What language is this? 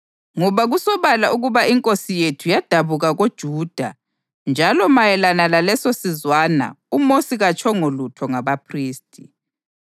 North Ndebele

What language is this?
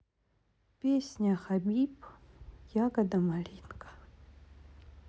Russian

